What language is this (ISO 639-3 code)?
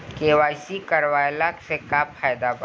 bho